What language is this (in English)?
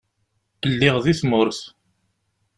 Kabyle